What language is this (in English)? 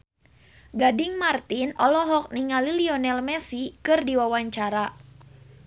Sundanese